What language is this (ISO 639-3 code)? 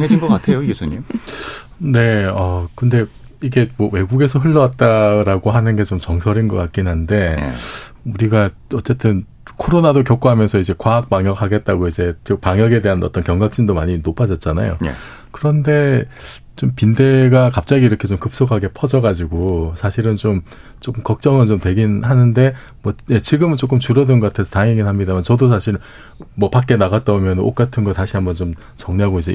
kor